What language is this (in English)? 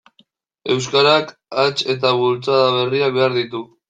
Basque